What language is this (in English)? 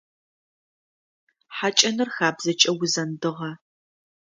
Adyghe